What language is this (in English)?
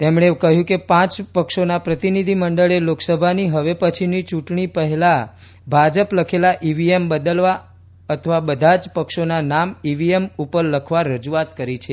Gujarati